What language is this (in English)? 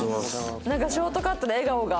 Japanese